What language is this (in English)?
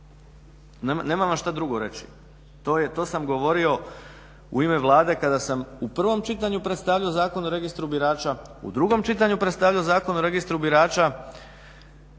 Croatian